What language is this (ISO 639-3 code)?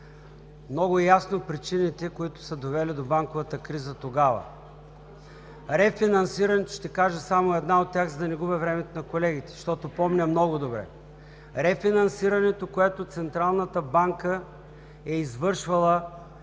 bul